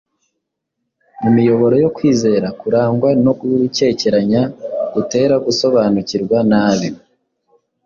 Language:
Kinyarwanda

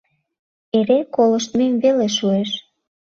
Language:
Mari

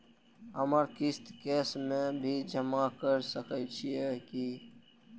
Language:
Maithili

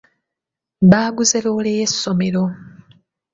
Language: Ganda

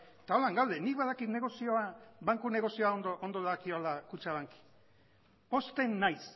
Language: Basque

